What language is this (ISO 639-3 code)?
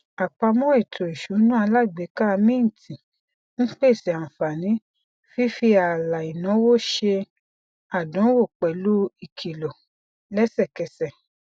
yor